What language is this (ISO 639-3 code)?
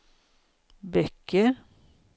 swe